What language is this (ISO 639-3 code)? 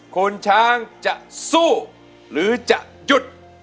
tha